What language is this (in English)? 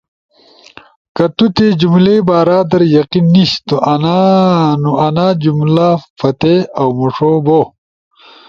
Ushojo